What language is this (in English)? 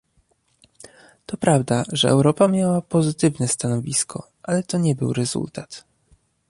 Polish